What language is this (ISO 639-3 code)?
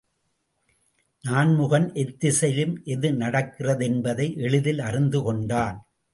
tam